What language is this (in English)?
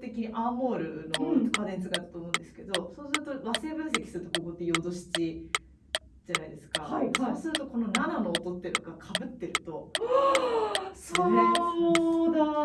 Japanese